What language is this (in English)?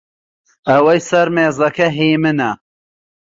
Central Kurdish